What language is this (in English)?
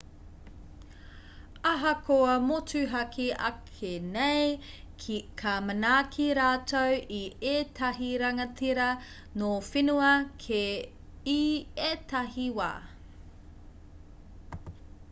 Māori